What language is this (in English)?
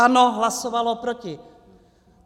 Czech